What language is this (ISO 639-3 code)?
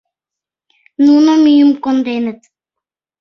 chm